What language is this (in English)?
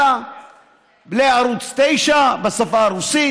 Hebrew